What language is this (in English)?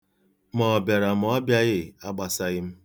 Igbo